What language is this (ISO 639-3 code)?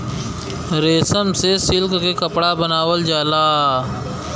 bho